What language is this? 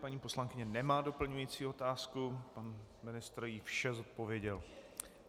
Czech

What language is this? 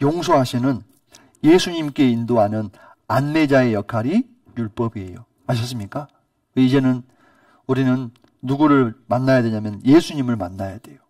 Korean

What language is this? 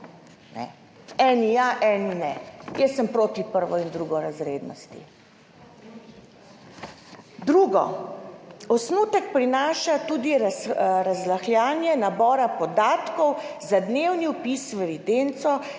Slovenian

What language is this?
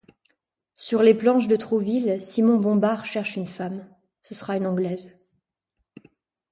French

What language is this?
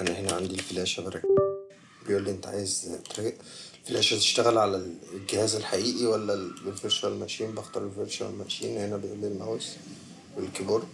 Arabic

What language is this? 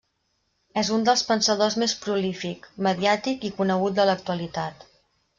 Catalan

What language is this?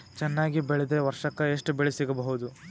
Kannada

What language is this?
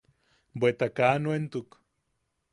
Yaqui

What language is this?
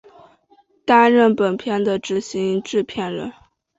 Chinese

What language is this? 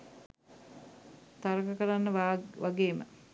Sinhala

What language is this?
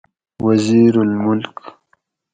Gawri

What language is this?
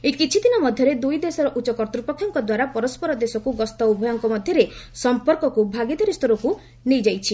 Odia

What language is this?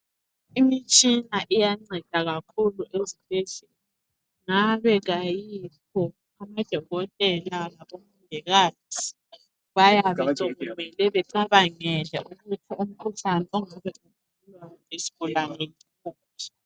North Ndebele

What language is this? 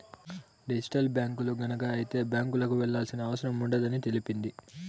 Telugu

